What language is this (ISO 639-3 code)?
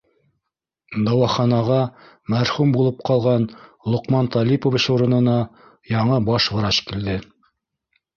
bak